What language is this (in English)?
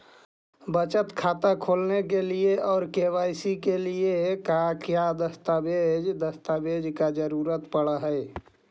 Magahi